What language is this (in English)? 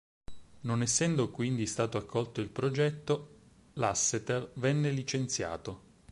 Italian